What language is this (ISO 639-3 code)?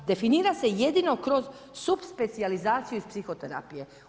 hrv